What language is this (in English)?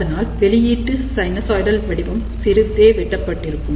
Tamil